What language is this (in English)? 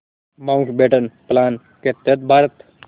Hindi